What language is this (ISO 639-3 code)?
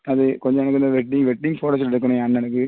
tam